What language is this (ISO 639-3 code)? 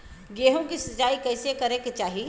bho